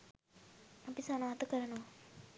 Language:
Sinhala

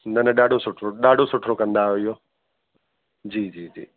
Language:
Sindhi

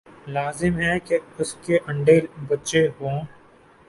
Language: Urdu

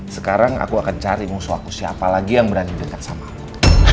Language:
Indonesian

